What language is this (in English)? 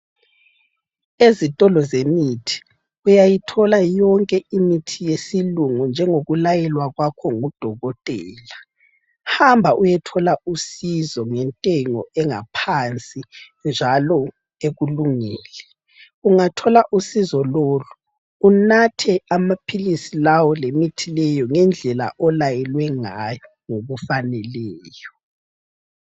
North Ndebele